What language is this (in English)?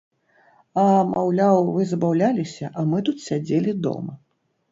Belarusian